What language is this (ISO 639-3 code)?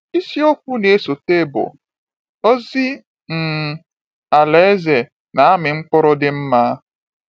ibo